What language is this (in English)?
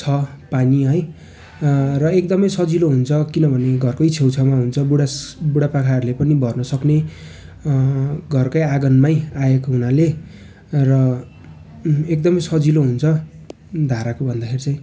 Nepali